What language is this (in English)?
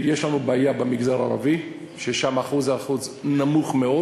Hebrew